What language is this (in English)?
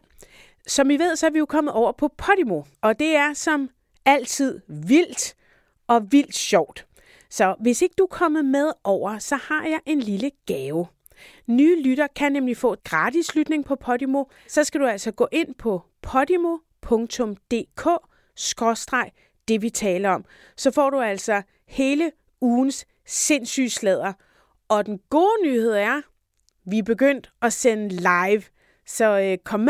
Danish